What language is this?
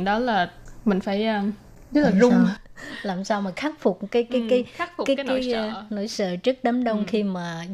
Vietnamese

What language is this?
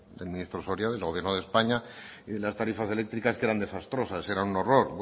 Spanish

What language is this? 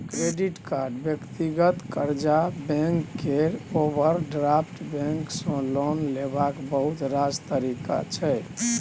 Maithili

